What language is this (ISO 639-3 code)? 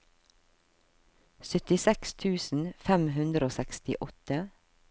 nor